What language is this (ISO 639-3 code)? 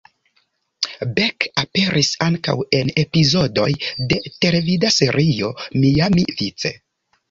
epo